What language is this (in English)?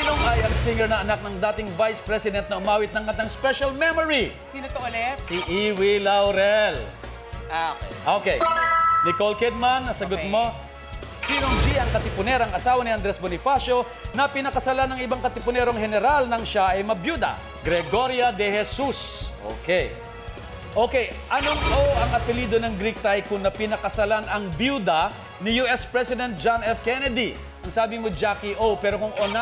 Filipino